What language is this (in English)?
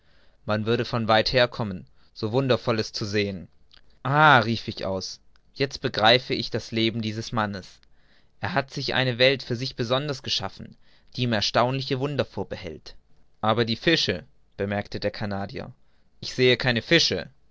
German